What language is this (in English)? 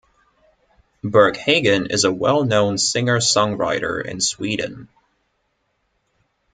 English